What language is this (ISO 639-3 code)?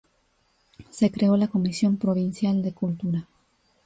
spa